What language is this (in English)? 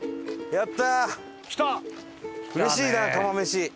Japanese